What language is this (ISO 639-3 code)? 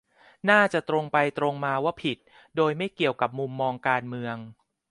tha